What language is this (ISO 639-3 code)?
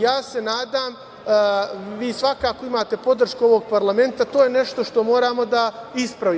srp